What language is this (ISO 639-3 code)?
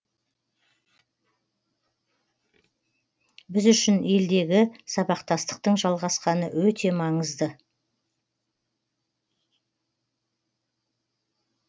kaz